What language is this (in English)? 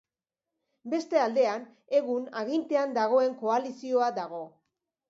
Basque